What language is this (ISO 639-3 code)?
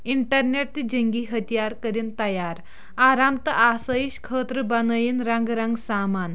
kas